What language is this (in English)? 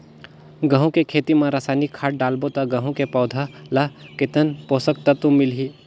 Chhattisgarhi